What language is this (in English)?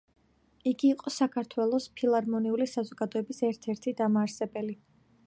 Georgian